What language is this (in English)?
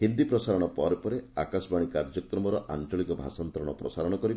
Odia